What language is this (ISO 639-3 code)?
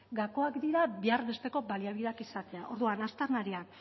eus